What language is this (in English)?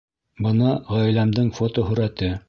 Bashkir